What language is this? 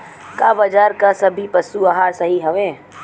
Bhojpuri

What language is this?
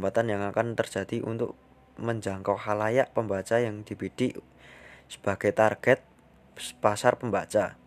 Indonesian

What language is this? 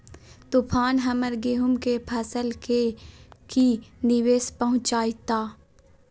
Magahi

